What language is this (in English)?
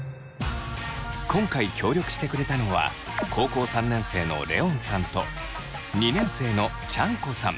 Japanese